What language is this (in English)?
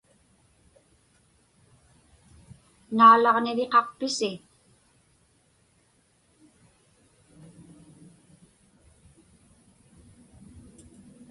Inupiaq